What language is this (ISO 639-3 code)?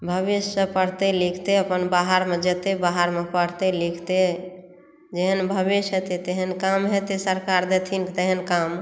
mai